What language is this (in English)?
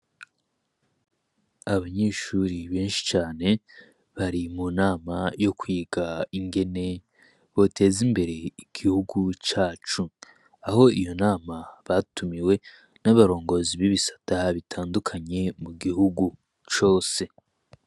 Rundi